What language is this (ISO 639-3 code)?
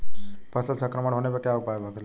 bho